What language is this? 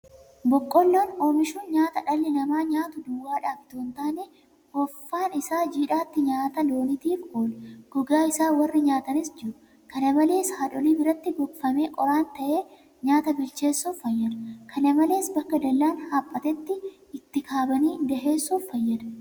Oromo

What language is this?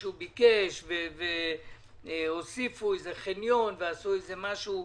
Hebrew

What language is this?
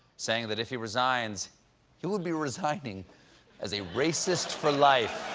English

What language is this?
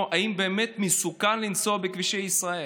Hebrew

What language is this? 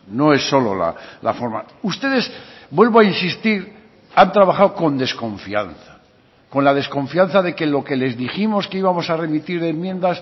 Spanish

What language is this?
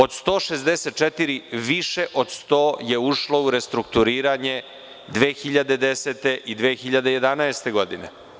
Serbian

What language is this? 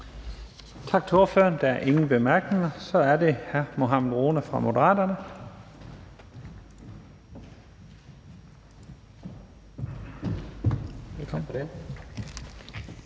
Danish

